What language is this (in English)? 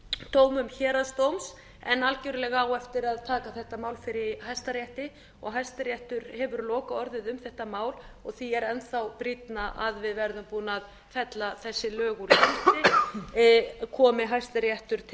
Icelandic